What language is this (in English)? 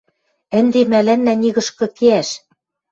Western Mari